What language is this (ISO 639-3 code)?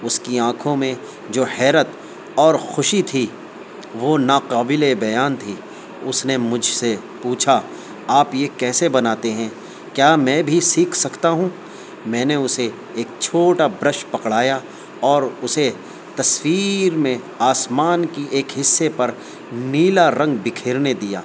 urd